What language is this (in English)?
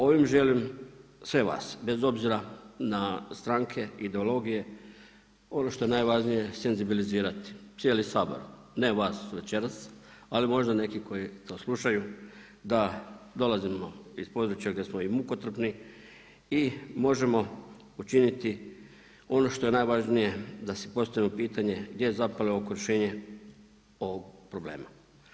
Croatian